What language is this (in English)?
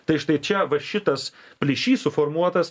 Lithuanian